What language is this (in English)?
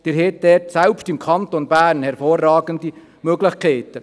Swiss German